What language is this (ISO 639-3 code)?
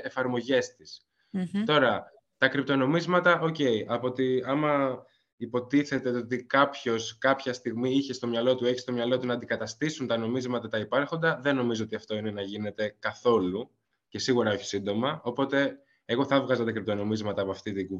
ell